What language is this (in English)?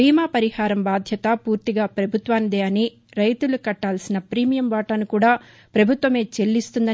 Telugu